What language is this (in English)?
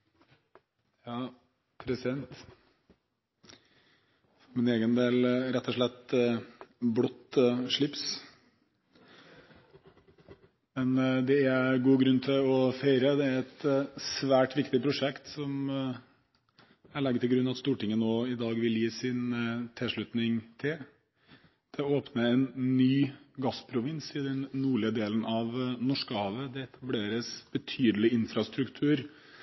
Norwegian Bokmål